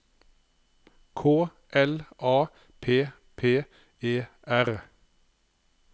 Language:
Norwegian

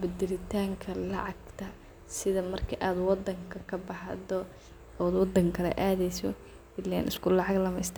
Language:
Somali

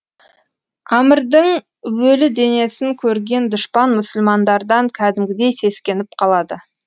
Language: Kazakh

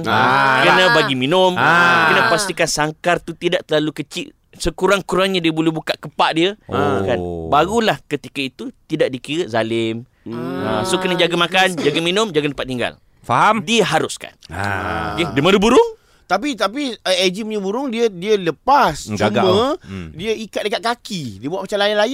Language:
Malay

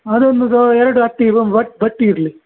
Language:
Kannada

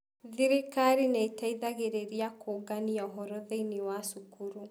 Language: Kikuyu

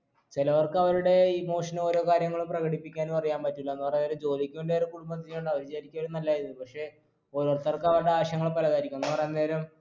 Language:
Malayalam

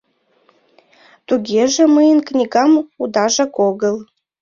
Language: Mari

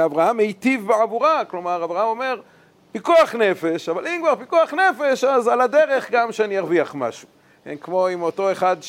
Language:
Hebrew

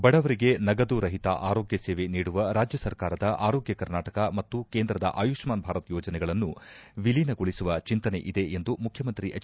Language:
Kannada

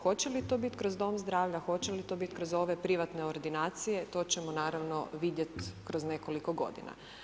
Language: Croatian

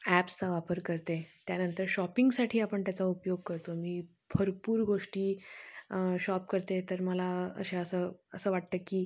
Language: Marathi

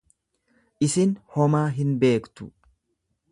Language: Oromo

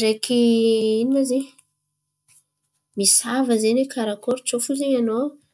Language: Antankarana Malagasy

